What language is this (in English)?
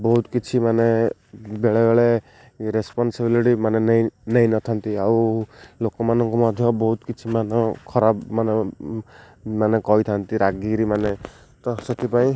Odia